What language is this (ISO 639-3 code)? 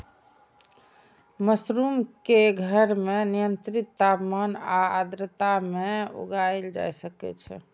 mai